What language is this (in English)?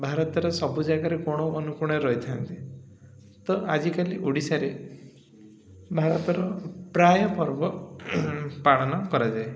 Odia